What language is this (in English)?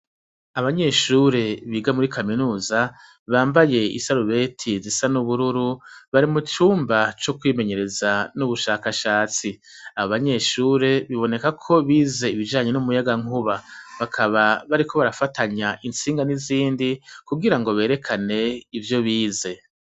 Rundi